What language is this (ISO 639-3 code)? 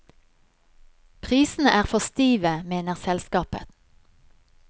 nor